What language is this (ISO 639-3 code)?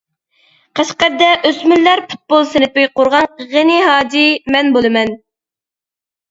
uig